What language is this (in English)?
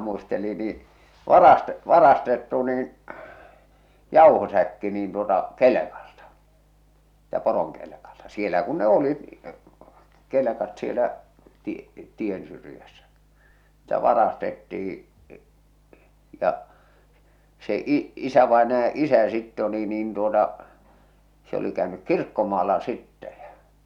Finnish